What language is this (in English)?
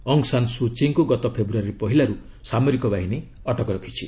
Odia